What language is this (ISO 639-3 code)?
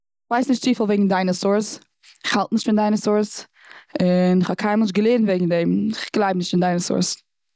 yid